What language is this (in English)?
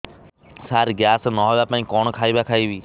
Odia